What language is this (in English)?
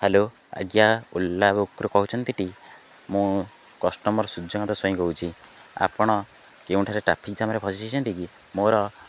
Odia